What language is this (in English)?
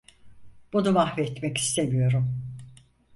Turkish